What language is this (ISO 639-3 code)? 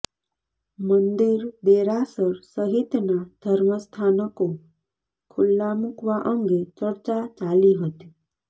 guj